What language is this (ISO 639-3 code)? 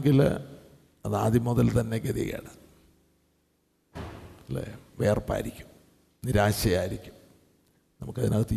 mal